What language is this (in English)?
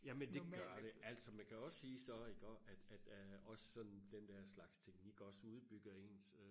Danish